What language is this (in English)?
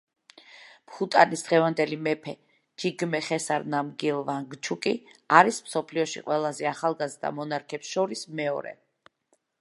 Georgian